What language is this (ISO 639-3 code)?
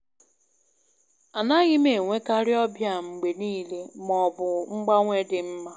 ibo